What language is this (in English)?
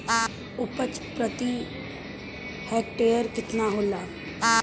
Bhojpuri